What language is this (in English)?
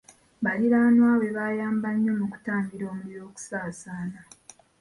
Ganda